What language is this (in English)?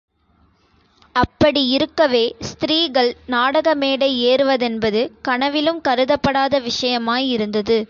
Tamil